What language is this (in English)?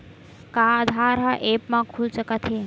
Chhattisgarhi